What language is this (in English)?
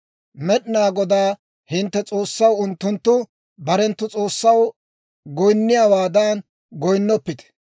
Dawro